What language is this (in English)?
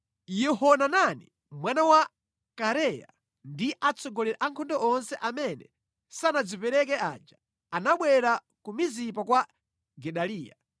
Nyanja